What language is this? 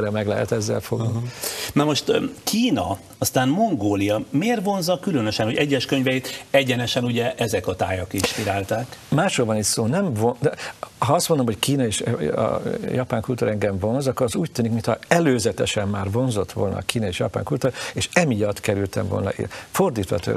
Hungarian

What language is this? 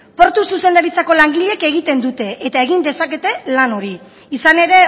Basque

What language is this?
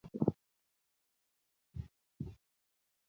Kalenjin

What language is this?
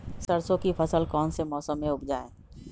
Magahi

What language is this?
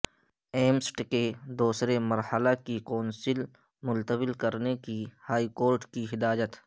Urdu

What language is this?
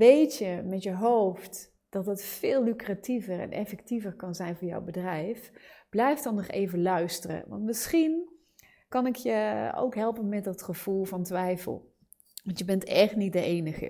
Dutch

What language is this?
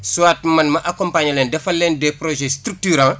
Wolof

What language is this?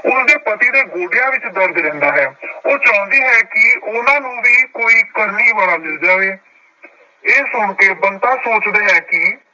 Punjabi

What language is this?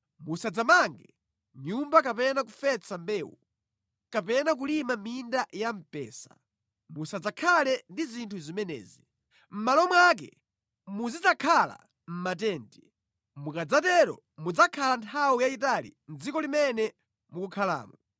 Nyanja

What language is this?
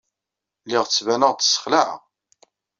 Kabyle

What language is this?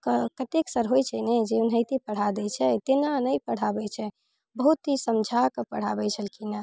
Maithili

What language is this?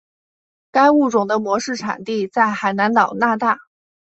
Chinese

